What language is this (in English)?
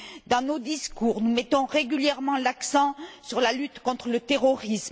French